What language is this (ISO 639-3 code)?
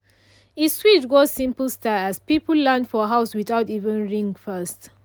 pcm